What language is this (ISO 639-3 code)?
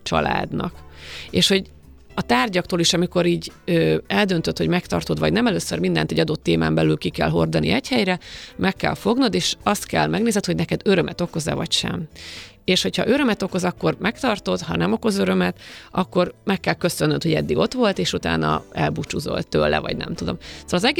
hun